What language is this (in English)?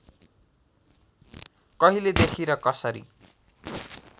Nepali